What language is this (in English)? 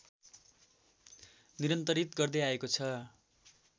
Nepali